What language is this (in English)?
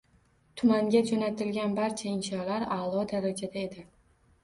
Uzbek